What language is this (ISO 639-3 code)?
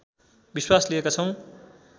nep